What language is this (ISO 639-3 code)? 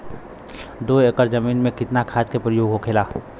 bho